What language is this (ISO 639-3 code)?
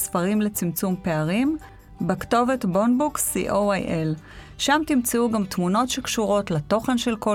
heb